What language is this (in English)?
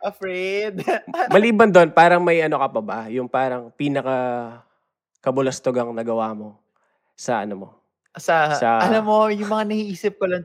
Filipino